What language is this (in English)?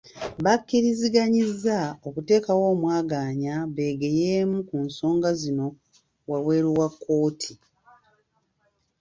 Ganda